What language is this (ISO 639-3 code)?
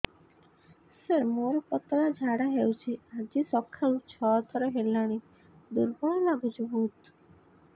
ori